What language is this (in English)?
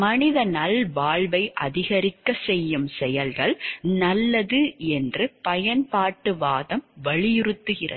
Tamil